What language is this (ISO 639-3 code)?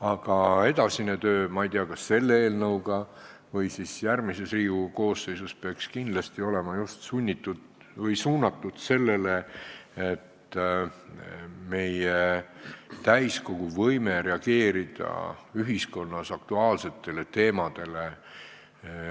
est